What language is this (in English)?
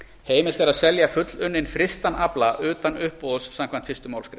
Icelandic